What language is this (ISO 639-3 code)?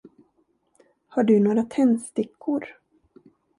swe